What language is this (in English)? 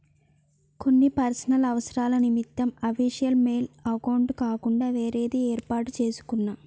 Telugu